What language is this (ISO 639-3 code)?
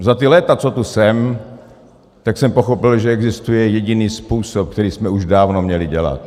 ces